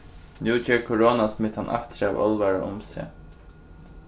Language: Faroese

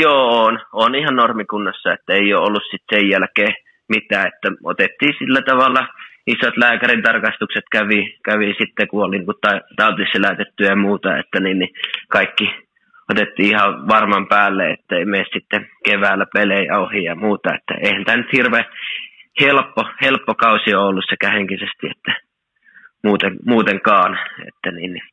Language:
Finnish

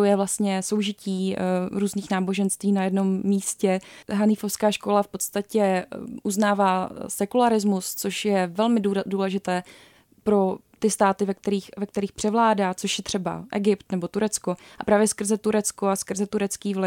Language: Czech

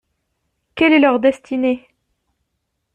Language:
French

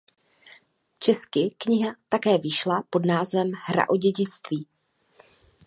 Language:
Czech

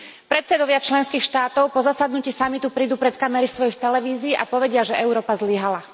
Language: Slovak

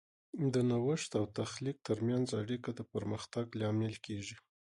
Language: Pashto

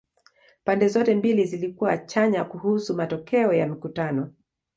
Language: Swahili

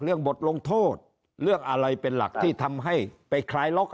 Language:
Thai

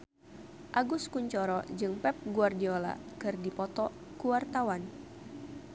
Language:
Sundanese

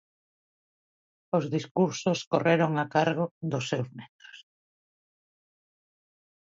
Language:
Galician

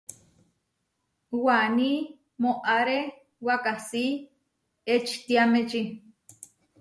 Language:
Huarijio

